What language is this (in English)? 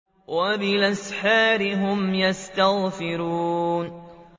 Arabic